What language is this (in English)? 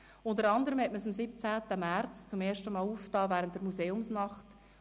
Swiss German